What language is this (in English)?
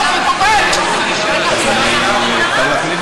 Hebrew